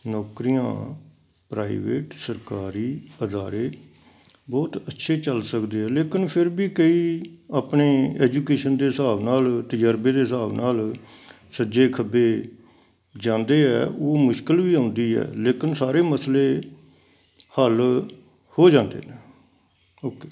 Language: Punjabi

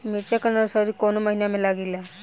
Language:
Bhojpuri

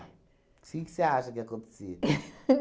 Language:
Portuguese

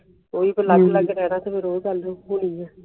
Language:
Punjabi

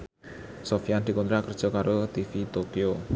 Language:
Javanese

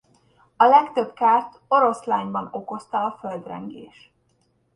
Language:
Hungarian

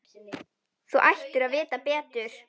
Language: Icelandic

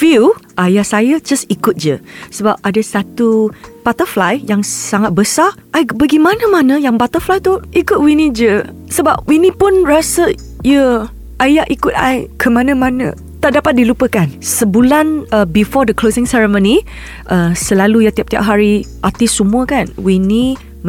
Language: Malay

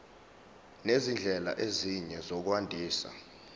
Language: Zulu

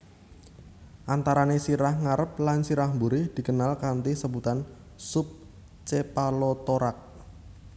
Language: Javanese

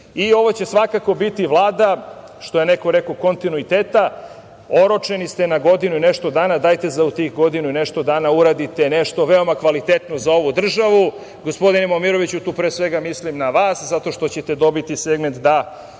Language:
Serbian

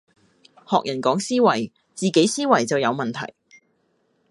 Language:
Cantonese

